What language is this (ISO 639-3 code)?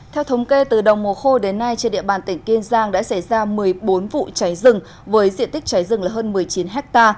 vie